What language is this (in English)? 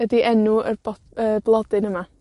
Welsh